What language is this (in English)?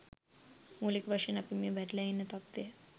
Sinhala